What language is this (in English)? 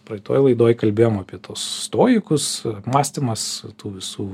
Lithuanian